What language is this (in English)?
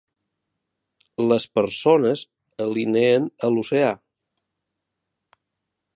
Catalan